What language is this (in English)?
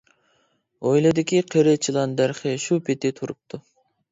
Uyghur